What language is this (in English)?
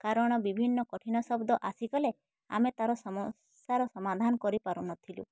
Odia